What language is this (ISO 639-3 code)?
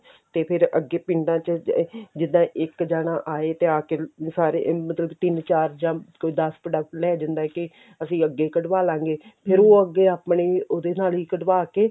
pan